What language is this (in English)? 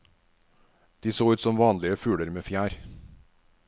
Norwegian